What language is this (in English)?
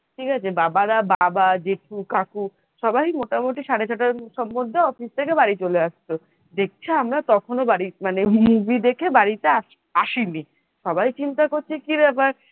Bangla